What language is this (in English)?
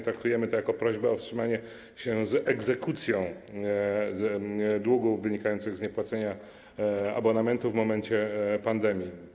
Polish